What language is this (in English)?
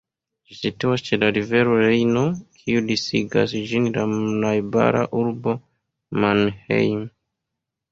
Esperanto